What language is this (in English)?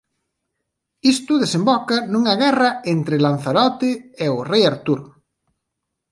Galician